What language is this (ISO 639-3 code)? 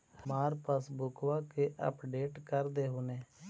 mag